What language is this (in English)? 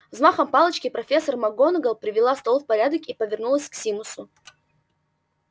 Russian